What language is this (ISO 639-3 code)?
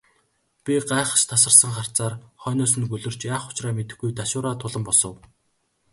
mon